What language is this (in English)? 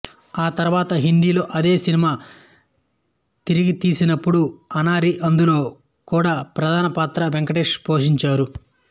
Telugu